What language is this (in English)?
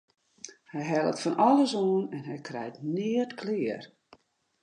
Western Frisian